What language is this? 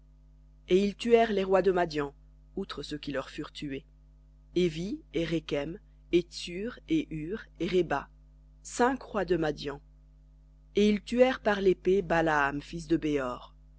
French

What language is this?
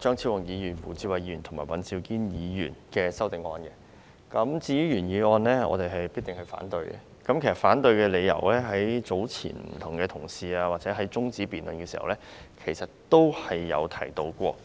Cantonese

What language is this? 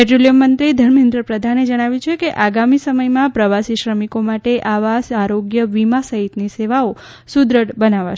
Gujarati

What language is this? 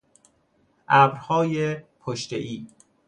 Persian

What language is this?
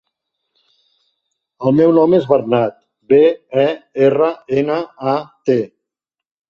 Catalan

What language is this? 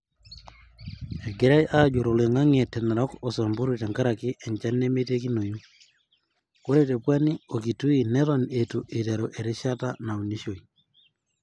Masai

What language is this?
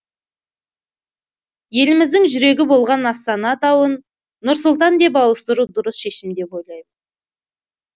Kazakh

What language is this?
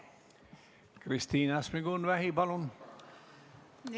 Estonian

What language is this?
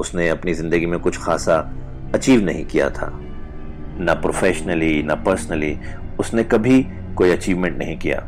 Hindi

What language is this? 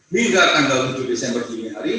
Indonesian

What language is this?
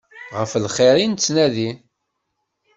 Kabyle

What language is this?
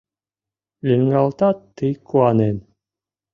Mari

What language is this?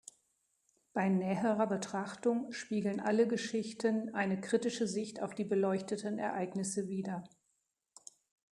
German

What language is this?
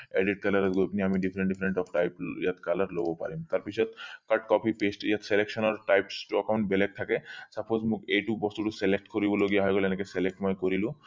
Assamese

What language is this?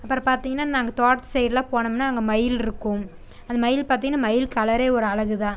Tamil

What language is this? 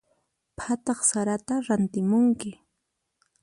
Puno Quechua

